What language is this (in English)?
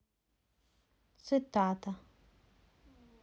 Russian